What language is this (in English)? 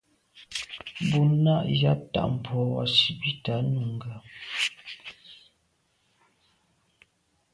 Medumba